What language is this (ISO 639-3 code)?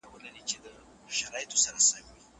pus